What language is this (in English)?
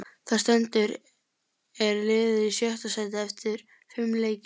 Icelandic